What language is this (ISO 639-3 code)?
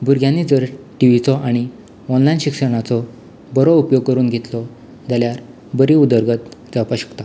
kok